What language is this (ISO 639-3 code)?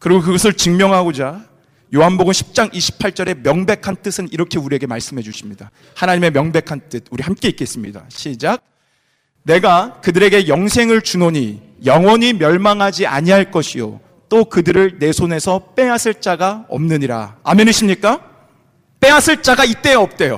kor